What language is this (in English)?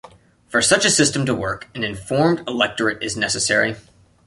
English